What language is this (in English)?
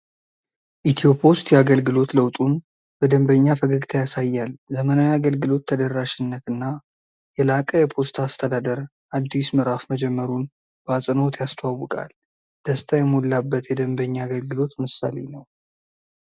Amharic